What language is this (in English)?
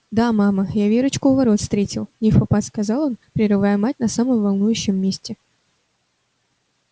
Russian